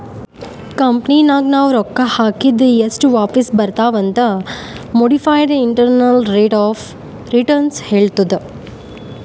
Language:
Kannada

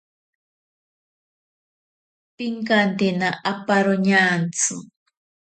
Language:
Ashéninka Perené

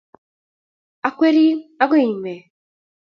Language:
Kalenjin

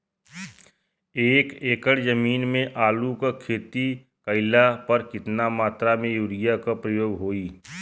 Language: Bhojpuri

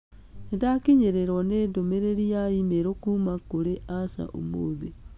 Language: Kikuyu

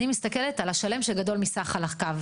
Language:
Hebrew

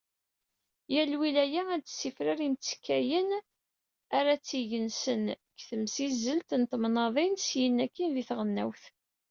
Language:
Kabyle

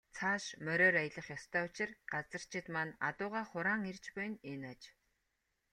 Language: Mongolian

